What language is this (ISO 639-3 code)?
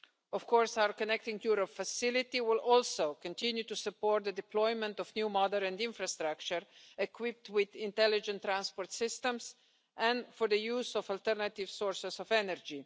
eng